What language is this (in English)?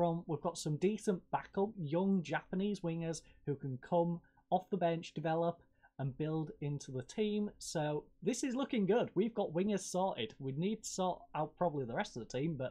English